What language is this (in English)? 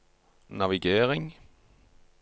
Norwegian